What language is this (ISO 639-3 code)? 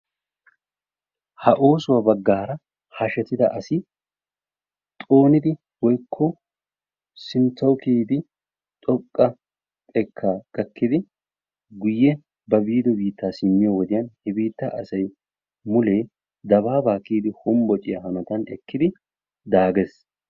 wal